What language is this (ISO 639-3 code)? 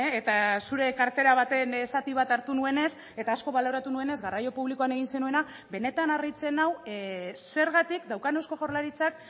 eus